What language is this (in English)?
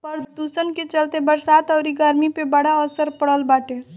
Bhojpuri